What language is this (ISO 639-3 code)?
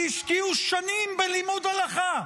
heb